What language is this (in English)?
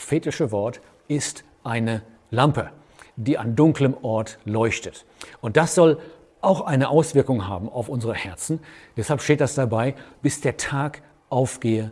German